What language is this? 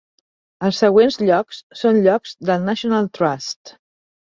Catalan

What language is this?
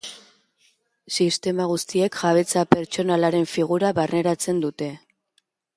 Basque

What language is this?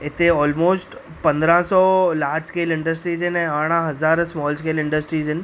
Sindhi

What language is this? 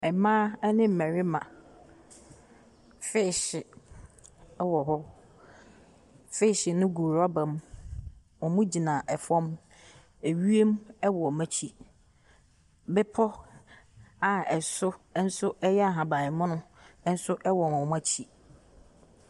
Akan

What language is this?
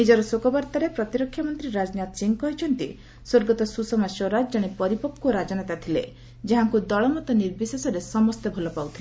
Odia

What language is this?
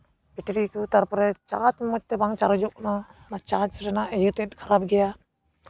Santali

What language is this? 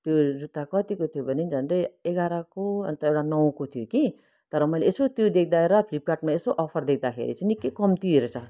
Nepali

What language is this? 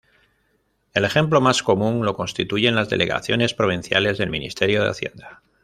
Spanish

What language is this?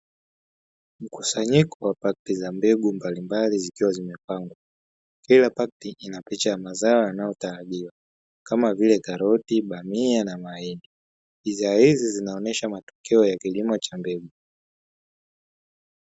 Swahili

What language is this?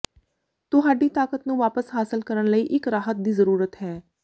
Punjabi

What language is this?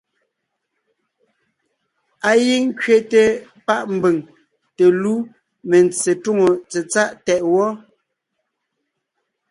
Ngiemboon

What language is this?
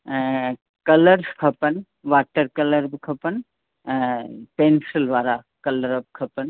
Sindhi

